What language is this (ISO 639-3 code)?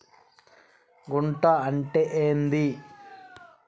tel